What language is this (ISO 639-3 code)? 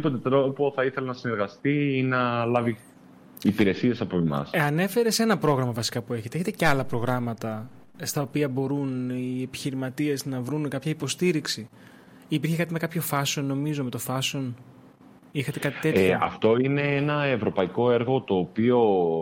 ell